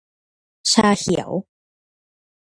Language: Thai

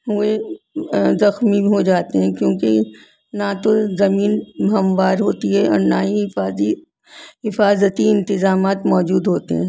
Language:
Urdu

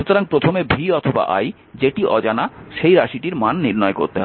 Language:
Bangla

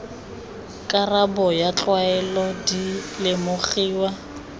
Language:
Tswana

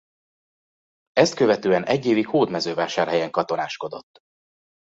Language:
Hungarian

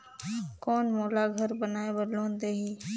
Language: Chhattisgarhi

